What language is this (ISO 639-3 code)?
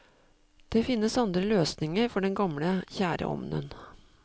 nor